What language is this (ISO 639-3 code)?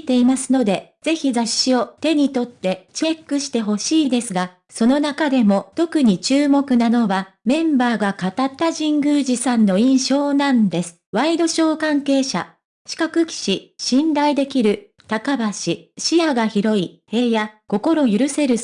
jpn